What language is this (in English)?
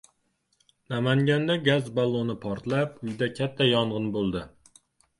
Uzbek